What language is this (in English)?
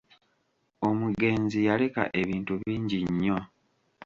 Ganda